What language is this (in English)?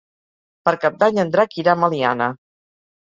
Catalan